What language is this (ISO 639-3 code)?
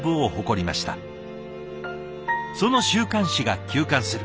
jpn